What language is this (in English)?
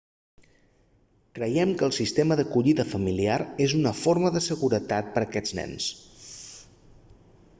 Catalan